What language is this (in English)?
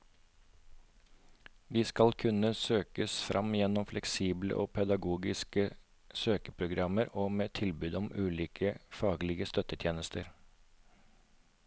Norwegian